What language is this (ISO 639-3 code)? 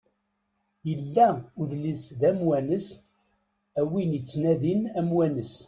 kab